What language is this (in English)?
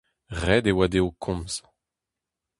Breton